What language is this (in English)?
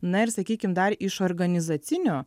Lithuanian